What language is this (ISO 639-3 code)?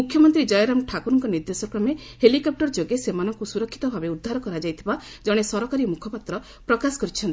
ori